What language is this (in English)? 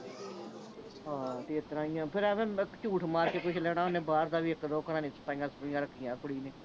Punjabi